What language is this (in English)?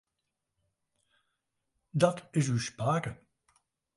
Western Frisian